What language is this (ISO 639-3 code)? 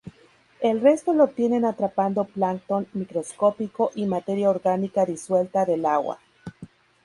spa